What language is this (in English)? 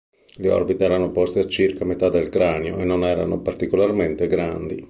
Italian